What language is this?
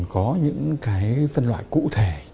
Vietnamese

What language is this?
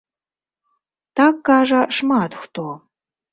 Belarusian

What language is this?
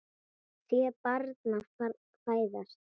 Icelandic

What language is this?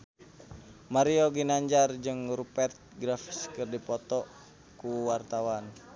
Sundanese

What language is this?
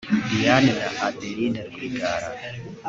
Kinyarwanda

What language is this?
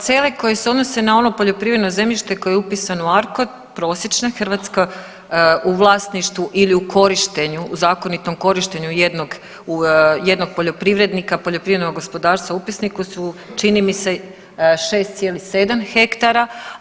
Croatian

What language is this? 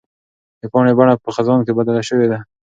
Pashto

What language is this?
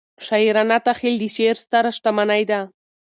Pashto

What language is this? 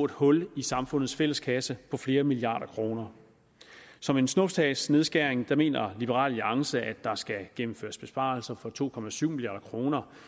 Danish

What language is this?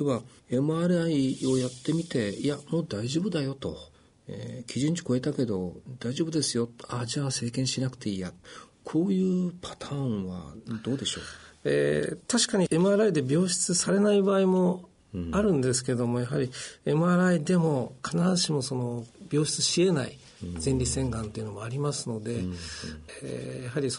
Japanese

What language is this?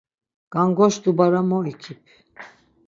Laz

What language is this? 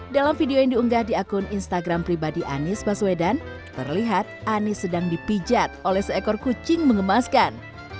Indonesian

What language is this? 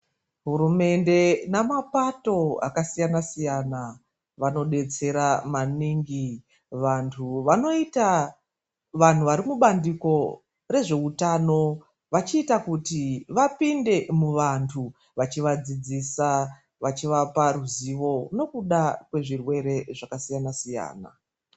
Ndau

